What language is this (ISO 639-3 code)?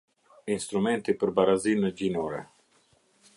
sqi